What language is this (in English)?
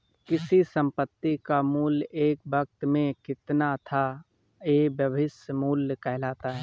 Hindi